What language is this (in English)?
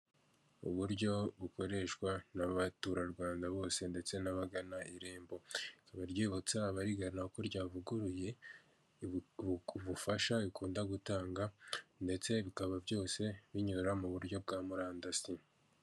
Kinyarwanda